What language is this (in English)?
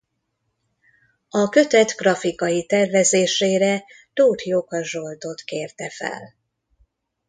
Hungarian